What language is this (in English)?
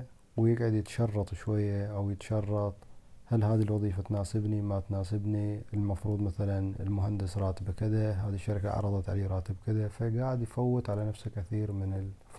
Arabic